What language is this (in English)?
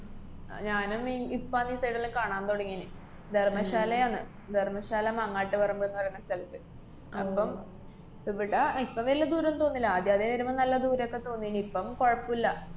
Malayalam